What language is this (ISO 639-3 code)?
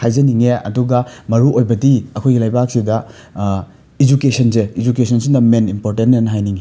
mni